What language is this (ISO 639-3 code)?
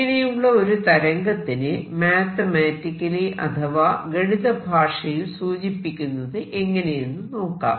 mal